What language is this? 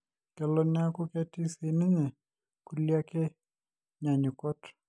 Masai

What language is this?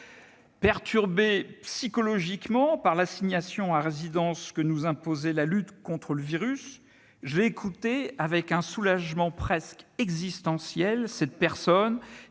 French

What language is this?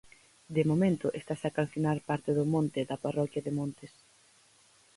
Galician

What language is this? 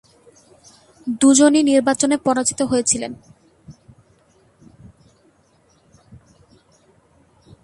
Bangla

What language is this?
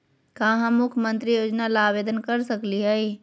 Magahi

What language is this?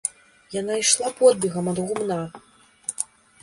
Belarusian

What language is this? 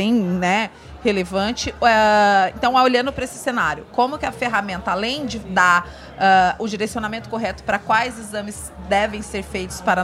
Portuguese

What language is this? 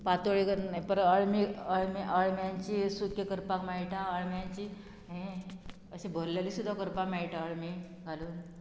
Konkani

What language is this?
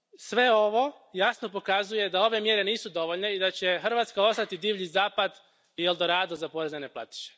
Croatian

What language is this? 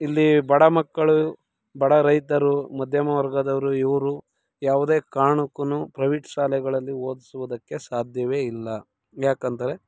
Kannada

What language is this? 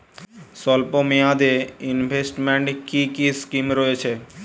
Bangla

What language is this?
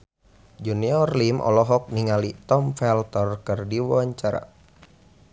Sundanese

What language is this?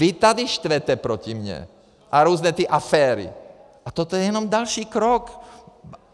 Czech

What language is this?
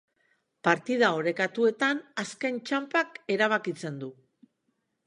Basque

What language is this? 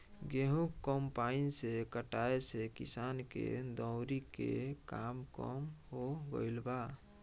Bhojpuri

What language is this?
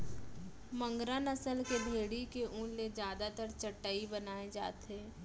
Chhattisgarhi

